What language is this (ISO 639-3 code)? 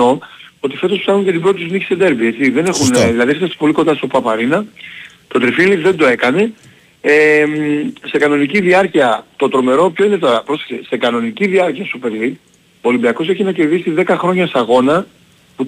ell